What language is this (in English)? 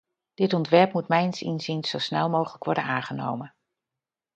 Dutch